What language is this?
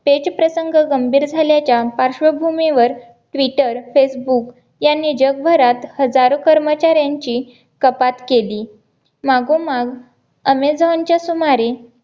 Marathi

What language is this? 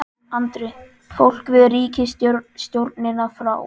Icelandic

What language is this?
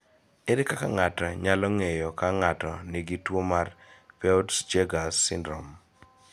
Luo (Kenya and Tanzania)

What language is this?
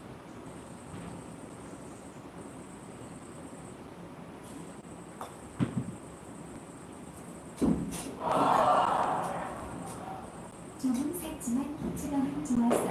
Korean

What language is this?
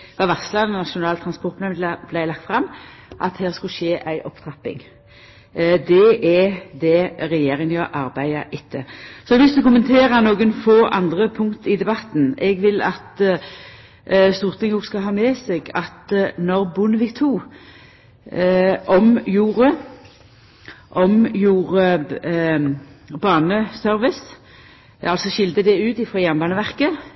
Norwegian Nynorsk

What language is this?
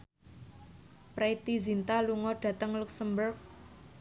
Javanese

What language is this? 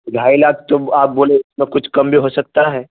Urdu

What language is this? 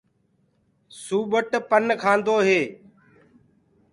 Gurgula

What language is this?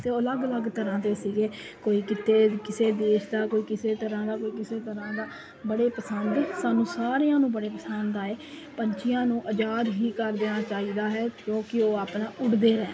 Punjabi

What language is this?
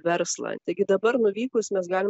Lithuanian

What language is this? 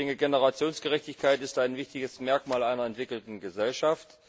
German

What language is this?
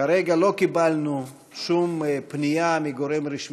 Hebrew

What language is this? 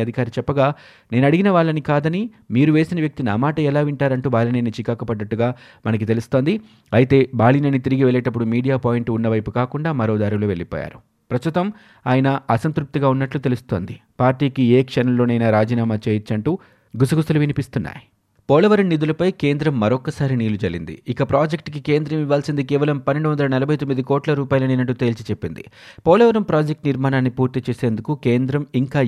Telugu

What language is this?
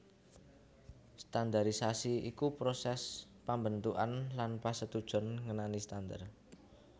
Javanese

